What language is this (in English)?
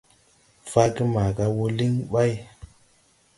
Tupuri